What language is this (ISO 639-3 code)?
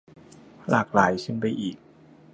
tha